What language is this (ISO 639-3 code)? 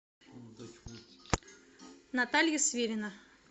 rus